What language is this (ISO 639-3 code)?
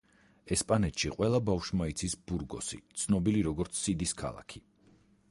kat